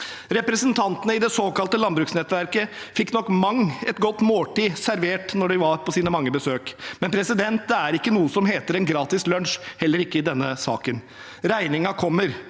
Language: Norwegian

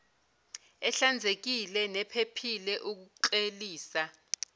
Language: Zulu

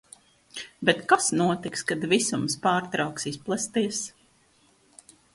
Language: Latvian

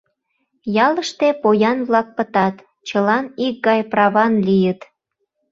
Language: Mari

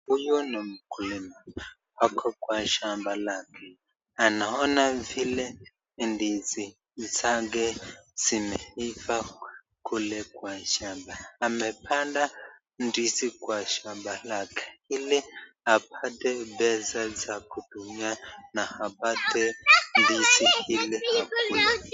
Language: Swahili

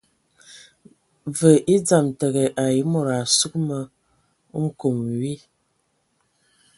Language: Ewondo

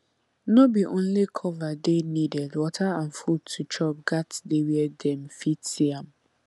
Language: Nigerian Pidgin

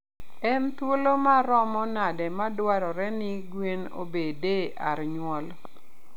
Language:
Luo (Kenya and Tanzania)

